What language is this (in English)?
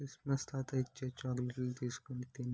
Telugu